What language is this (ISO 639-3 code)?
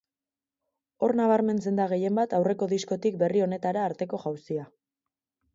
eus